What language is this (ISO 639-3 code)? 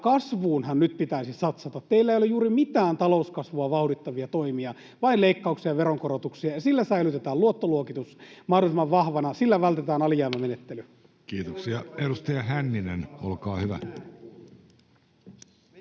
fin